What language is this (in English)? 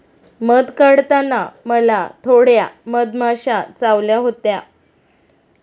Marathi